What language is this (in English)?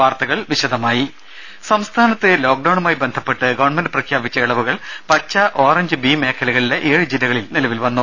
Malayalam